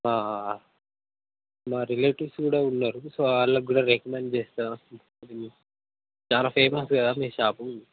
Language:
Telugu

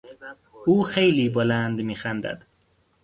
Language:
Persian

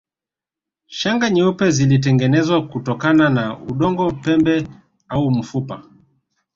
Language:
Swahili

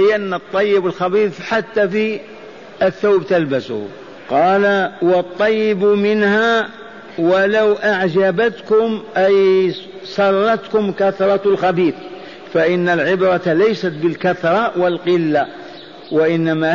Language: Arabic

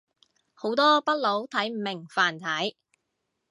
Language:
Cantonese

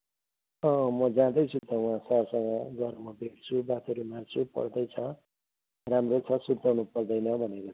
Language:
Nepali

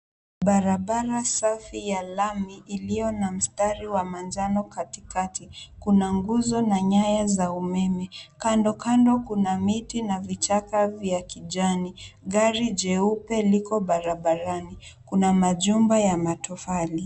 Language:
Swahili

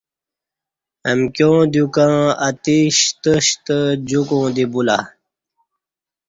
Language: Kati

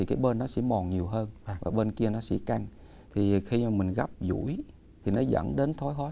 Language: Vietnamese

